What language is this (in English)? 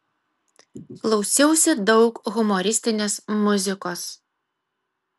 Lithuanian